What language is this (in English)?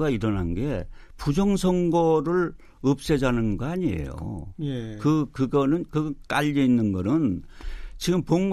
Korean